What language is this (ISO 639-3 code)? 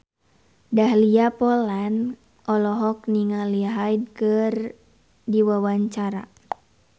sun